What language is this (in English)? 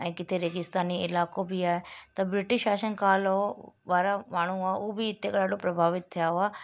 Sindhi